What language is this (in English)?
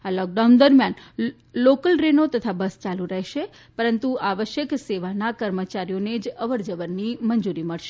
Gujarati